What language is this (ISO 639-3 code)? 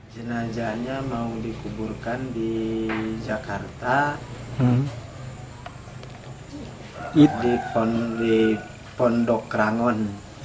ind